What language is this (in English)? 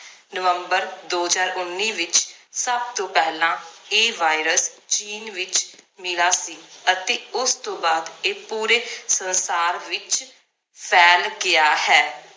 Punjabi